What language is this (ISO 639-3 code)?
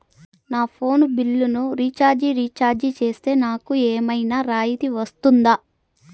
tel